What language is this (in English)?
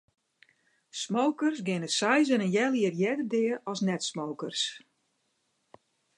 Western Frisian